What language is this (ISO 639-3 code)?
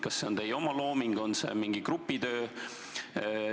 est